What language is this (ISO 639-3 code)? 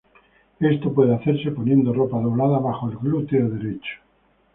spa